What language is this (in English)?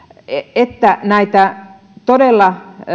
Finnish